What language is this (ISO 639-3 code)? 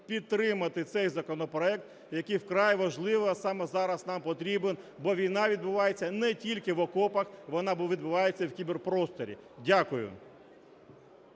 ukr